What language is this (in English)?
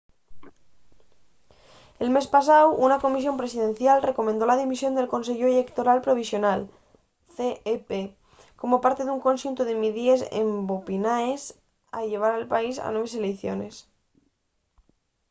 Asturian